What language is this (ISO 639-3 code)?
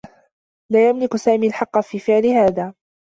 ara